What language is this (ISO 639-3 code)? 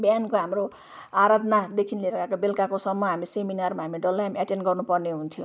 nep